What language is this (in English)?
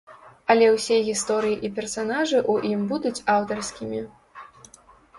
Belarusian